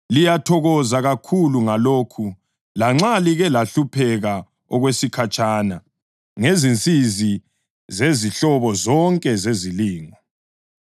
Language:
North Ndebele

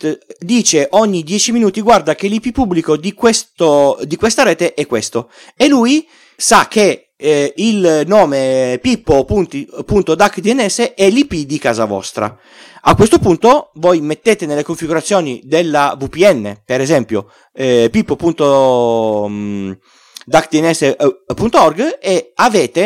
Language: Italian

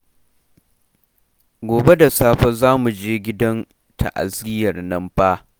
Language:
Hausa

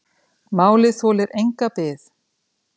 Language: Icelandic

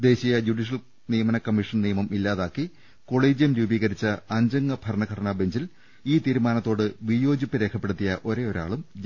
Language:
Malayalam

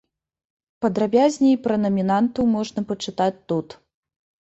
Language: Belarusian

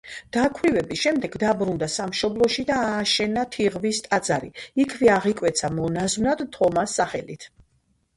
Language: Georgian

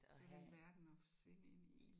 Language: Danish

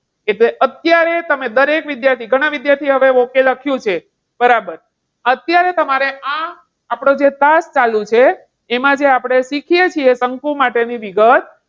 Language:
Gujarati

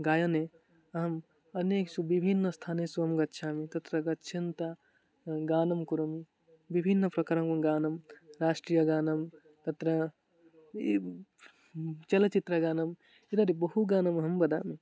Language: Sanskrit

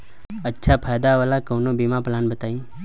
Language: Bhojpuri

